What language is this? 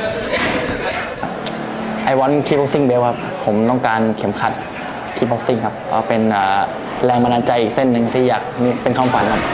Thai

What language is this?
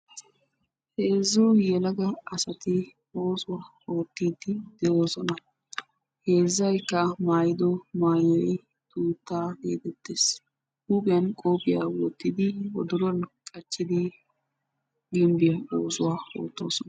Wolaytta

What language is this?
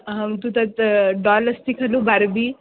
Sanskrit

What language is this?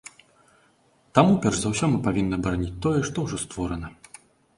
Belarusian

